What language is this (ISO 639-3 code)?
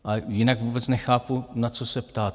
ces